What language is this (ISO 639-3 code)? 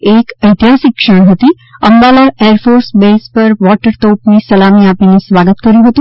guj